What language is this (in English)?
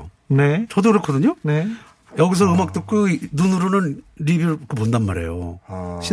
Korean